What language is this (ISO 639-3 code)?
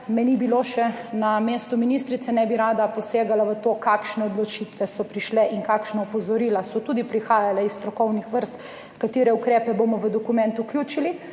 slv